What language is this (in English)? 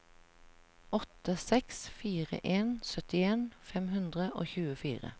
Norwegian